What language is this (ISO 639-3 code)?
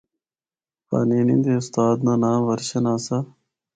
hno